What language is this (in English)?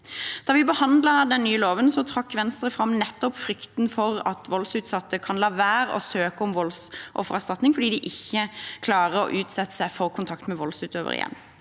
Norwegian